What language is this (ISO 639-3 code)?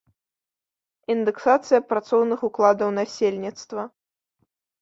bel